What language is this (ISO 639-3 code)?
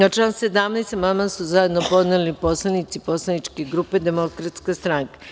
srp